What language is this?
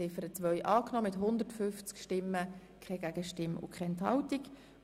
Swiss German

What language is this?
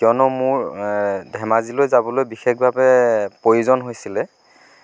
Assamese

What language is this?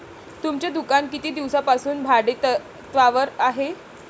Marathi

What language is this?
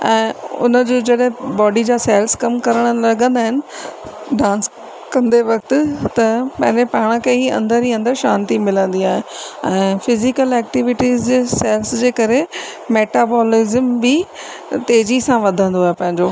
Sindhi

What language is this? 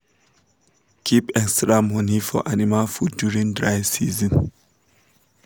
Nigerian Pidgin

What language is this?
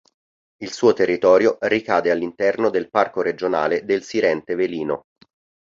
Italian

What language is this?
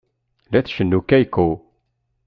Kabyle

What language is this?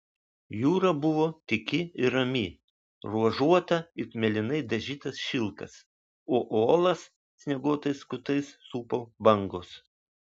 Lithuanian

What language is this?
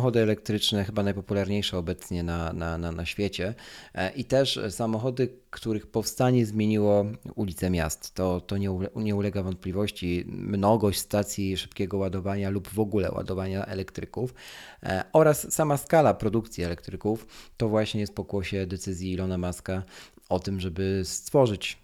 Polish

